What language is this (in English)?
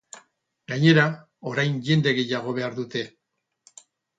Basque